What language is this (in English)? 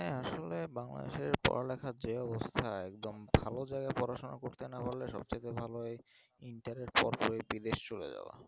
Bangla